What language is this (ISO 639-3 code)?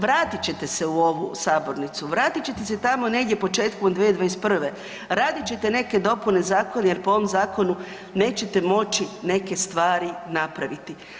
hrv